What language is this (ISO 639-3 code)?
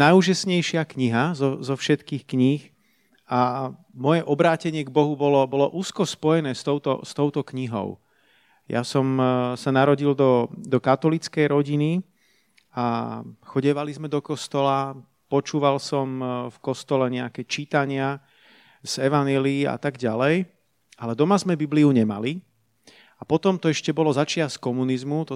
slk